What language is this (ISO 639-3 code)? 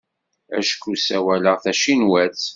kab